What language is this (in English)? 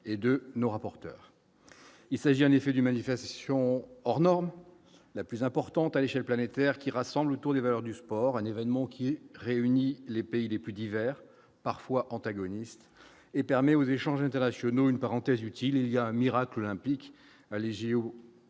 French